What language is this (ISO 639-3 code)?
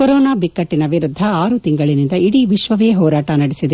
kan